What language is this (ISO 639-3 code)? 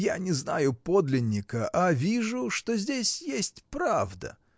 rus